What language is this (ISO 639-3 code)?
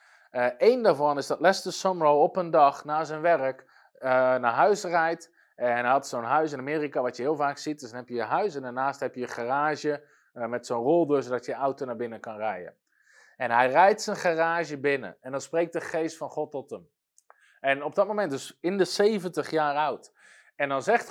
nld